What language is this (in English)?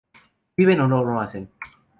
Spanish